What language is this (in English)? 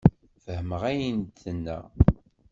Kabyle